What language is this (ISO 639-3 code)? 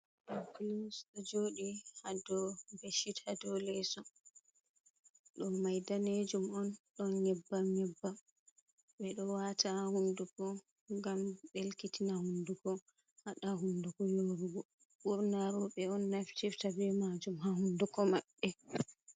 ful